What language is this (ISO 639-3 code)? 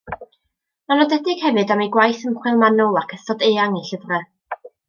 cym